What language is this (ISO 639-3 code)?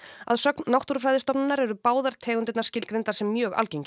isl